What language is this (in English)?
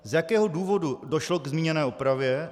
Czech